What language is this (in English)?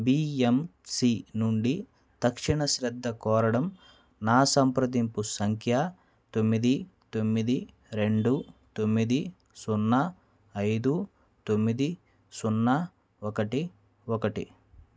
Telugu